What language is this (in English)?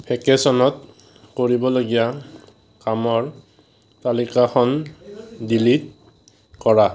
Assamese